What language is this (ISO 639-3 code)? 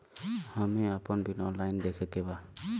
bho